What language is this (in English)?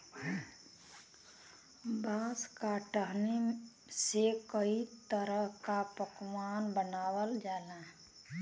Bhojpuri